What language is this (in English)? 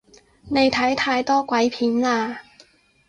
Cantonese